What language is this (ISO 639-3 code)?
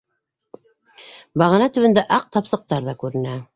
bak